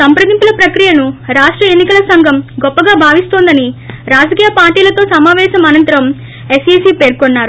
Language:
Telugu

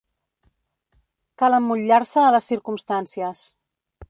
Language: Catalan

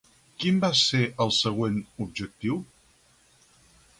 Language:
Catalan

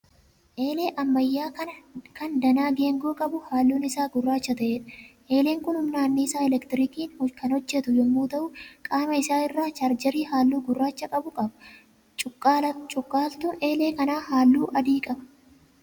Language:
Oromo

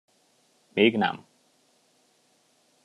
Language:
Hungarian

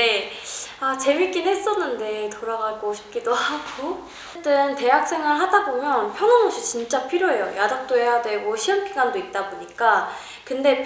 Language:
Korean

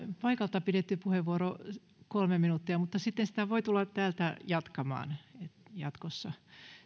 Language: Finnish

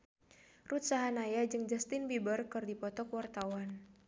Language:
Sundanese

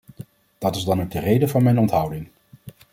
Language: Dutch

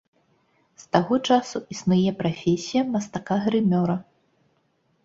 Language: Belarusian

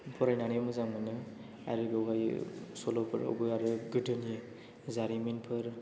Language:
Bodo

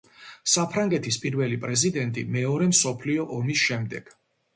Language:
Georgian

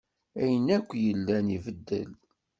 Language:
Kabyle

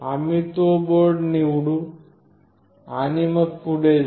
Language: Marathi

